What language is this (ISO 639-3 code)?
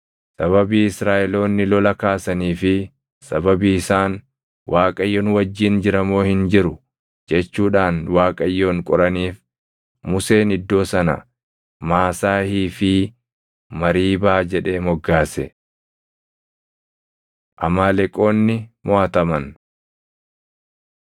orm